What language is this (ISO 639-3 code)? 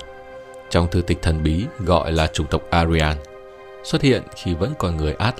vie